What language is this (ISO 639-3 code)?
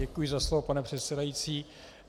ces